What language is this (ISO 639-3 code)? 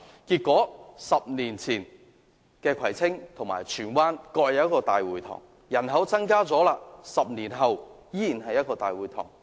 yue